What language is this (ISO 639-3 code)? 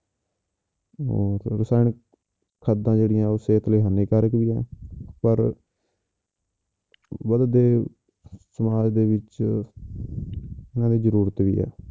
pan